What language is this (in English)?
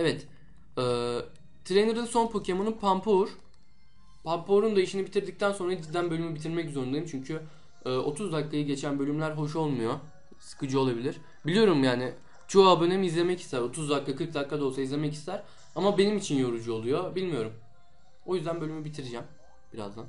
Turkish